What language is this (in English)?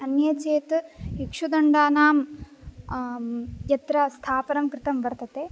Sanskrit